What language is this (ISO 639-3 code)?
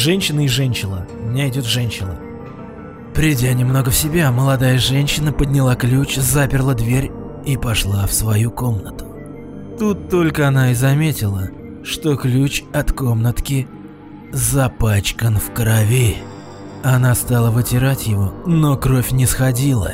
rus